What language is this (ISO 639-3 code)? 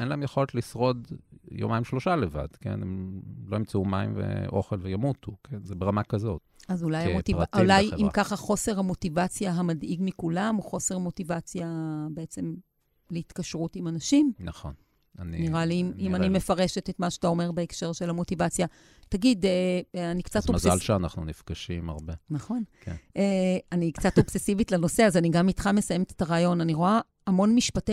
heb